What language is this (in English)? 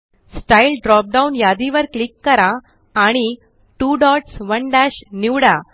Marathi